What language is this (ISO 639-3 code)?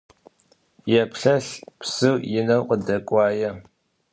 ady